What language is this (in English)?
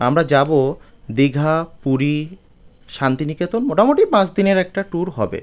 Bangla